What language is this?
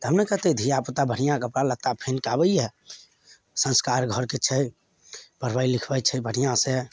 Maithili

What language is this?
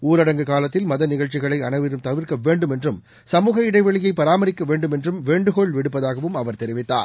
Tamil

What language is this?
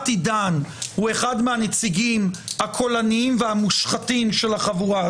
Hebrew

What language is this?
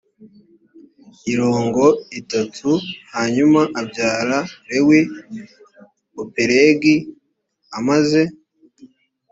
Kinyarwanda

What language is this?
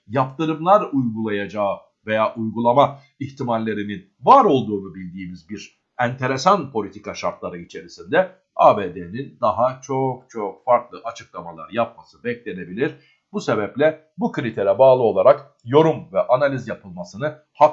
Turkish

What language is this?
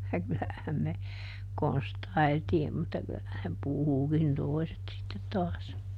Finnish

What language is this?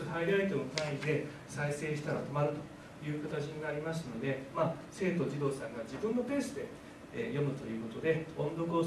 Japanese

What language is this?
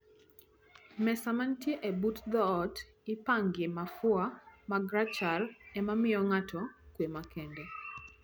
Luo (Kenya and Tanzania)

